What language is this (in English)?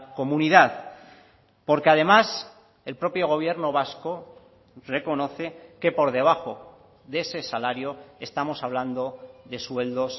Spanish